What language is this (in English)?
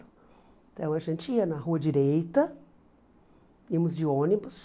Portuguese